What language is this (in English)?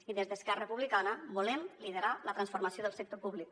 Catalan